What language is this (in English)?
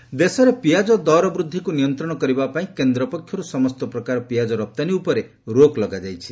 Odia